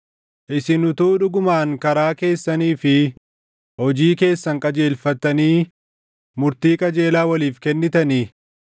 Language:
Oromo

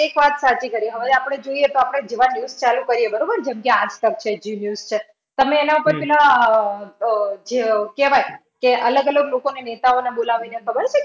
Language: Gujarati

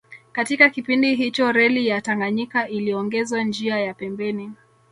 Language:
Swahili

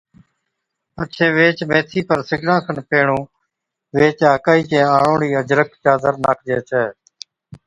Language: Od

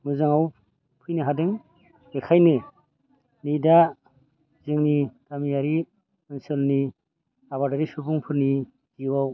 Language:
Bodo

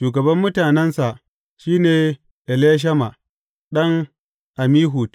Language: Hausa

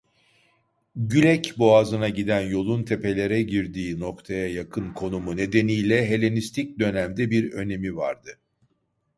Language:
Turkish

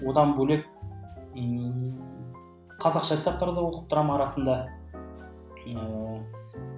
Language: Kazakh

